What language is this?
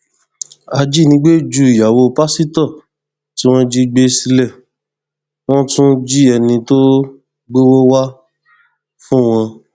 Yoruba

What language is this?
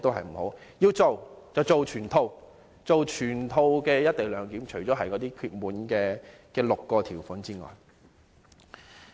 Cantonese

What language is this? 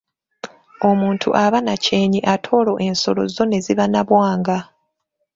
Ganda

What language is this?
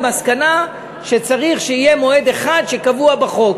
Hebrew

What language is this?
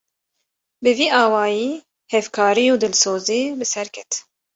Kurdish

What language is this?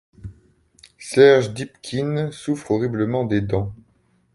French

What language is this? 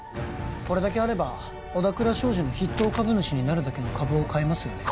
Japanese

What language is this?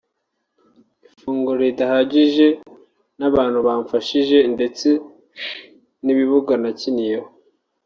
Kinyarwanda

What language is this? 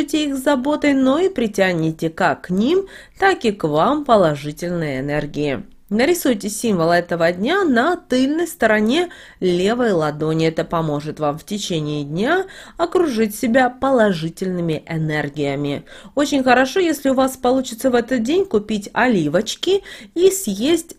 Russian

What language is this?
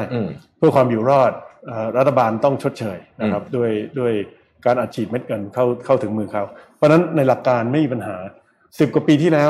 Thai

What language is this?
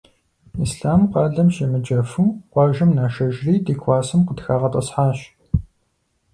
Kabardian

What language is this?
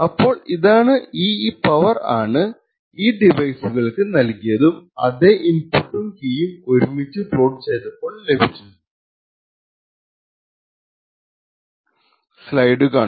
Malayalam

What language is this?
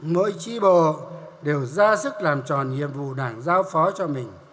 Vietnamese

